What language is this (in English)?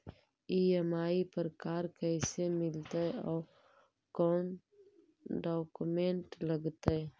Magahi